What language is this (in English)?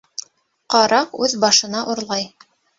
Bashkir